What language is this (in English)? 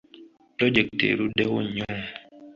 Ganda